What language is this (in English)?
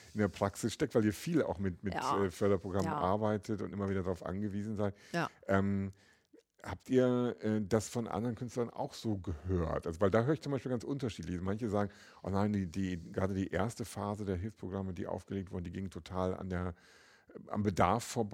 German